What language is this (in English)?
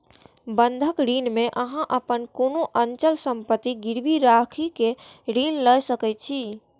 Maithili